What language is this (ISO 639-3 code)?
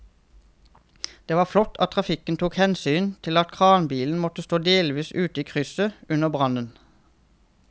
nor